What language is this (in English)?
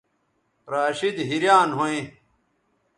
Bateri